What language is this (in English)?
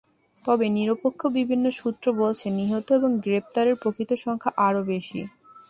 Bangla